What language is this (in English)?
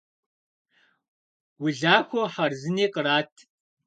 Kabardian